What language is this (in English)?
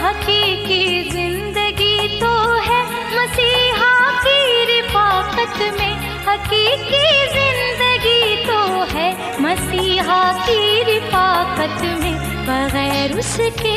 Urdu